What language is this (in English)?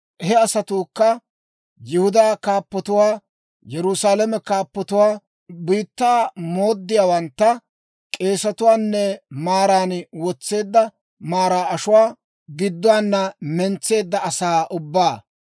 Dawro